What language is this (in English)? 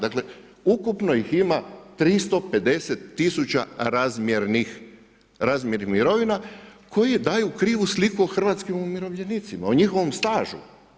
Croatian